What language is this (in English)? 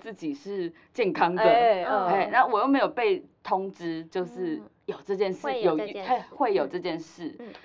Chinese